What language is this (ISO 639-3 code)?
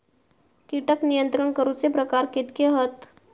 mar